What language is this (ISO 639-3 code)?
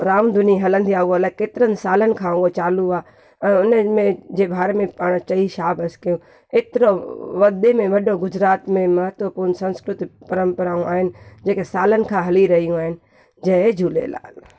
snd